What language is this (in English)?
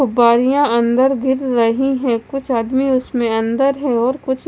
Hindi